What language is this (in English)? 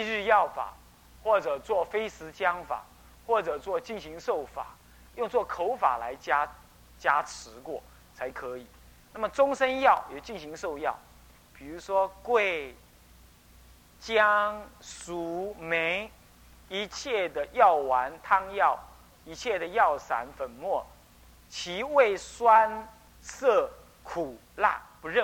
Chinese